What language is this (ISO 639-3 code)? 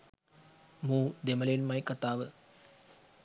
sin